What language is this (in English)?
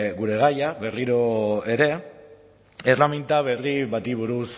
Basque